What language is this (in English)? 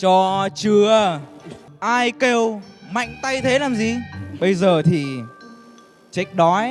Vietnamese